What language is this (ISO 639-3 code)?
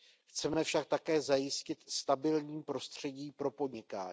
ces